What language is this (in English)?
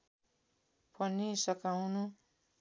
Nepali